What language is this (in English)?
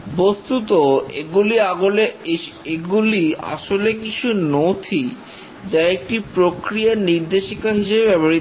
Bangla